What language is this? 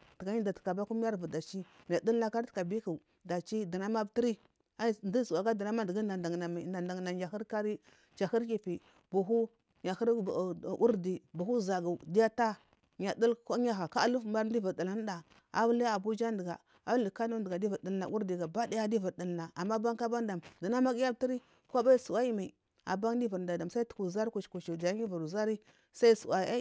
Marghi South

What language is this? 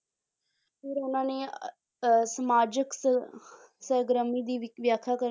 Punjabi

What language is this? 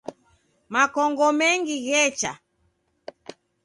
Taita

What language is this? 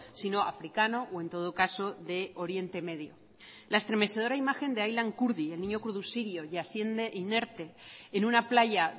Spanish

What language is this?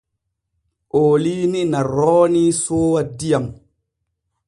Borgu Fulfulde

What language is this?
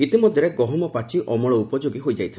Odia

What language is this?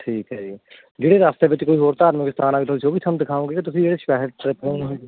Punjabi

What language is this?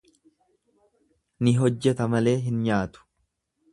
Oromo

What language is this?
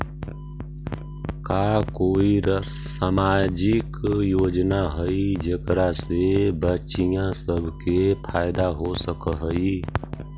Magahi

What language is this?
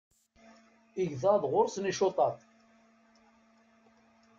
Kabyle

